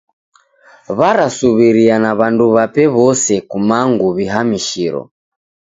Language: Taita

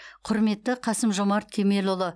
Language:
Kazakh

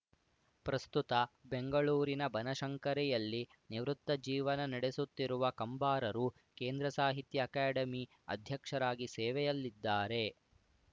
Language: Kannada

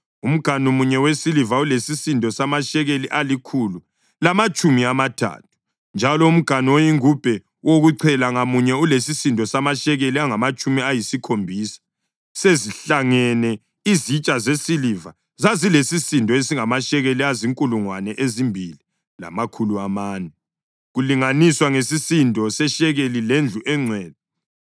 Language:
North Ndebele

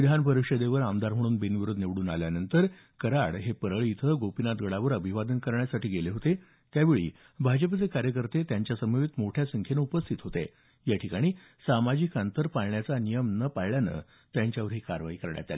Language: Marathi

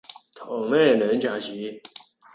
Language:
Cantonese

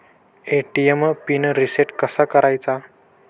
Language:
Marathi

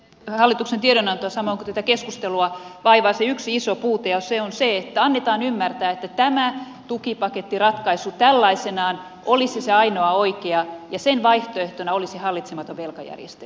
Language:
Finnish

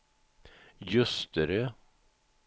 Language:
Swedish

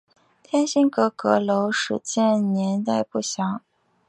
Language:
Chinese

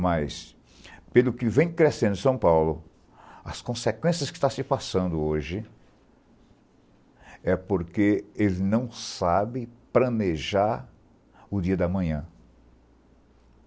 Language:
Portuguese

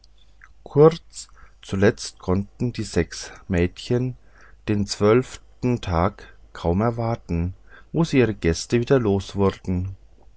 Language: German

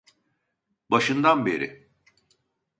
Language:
Turkish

